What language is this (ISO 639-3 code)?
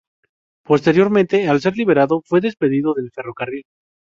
spa